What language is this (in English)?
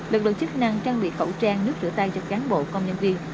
Vietnamese